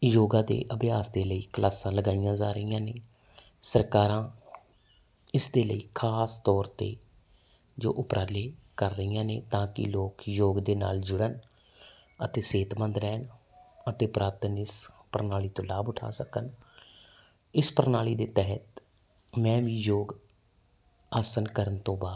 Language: Punjabi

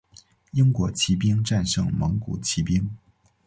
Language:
Chinese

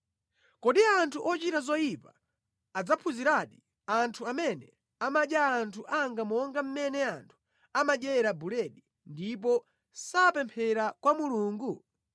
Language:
Nyanja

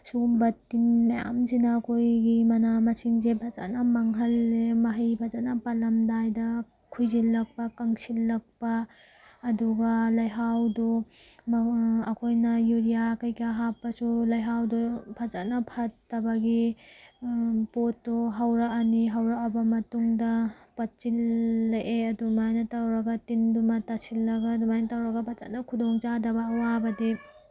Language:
Manipuri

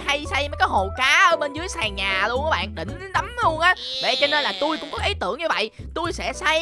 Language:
Vietnamese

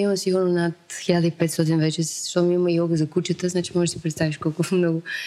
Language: Bulgarian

